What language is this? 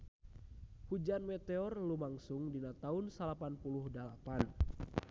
Sundanese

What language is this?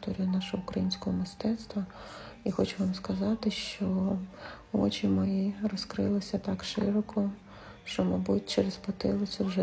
Ukrainian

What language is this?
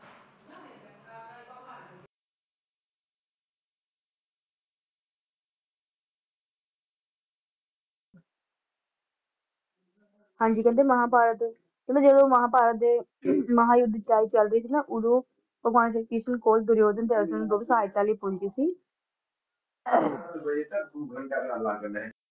Punjabi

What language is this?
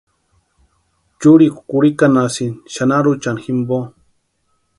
Western Highland Purepecha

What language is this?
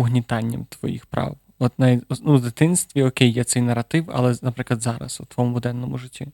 Ukrainian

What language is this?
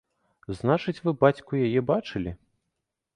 Belarusian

